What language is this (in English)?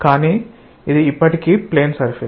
Telugu